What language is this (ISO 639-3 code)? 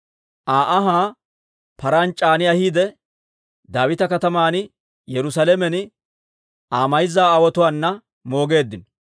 dwr